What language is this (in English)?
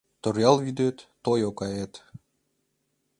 Mari